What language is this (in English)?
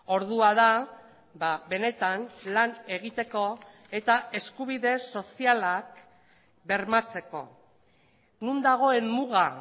Basque